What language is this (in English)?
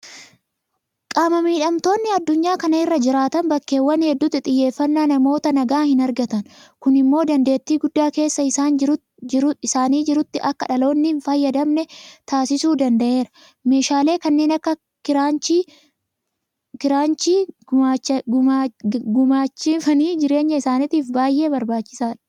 Oromo